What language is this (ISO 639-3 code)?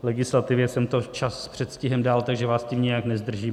ces